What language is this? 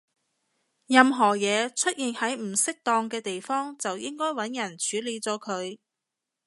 Cantonese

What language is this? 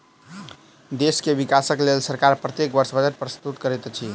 Maithili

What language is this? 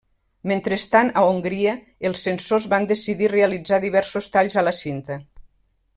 Catalan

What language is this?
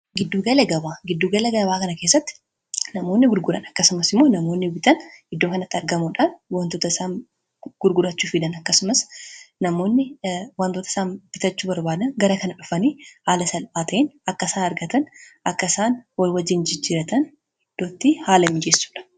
Oromo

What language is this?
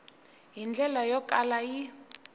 Tsonga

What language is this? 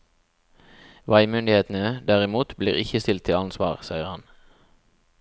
Norwegian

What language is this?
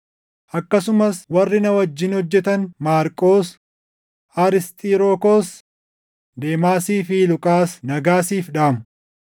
Oromo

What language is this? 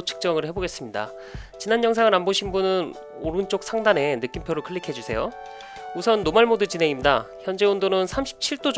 Korean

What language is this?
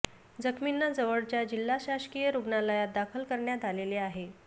Marathi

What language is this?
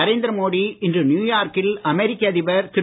Tamil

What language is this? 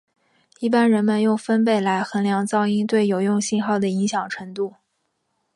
Chinese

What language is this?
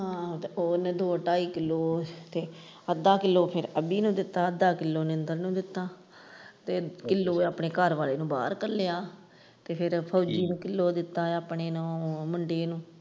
Punjabi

